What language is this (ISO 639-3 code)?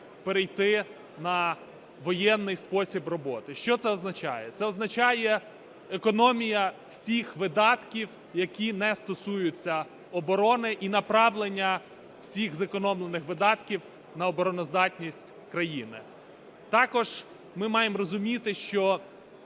ukr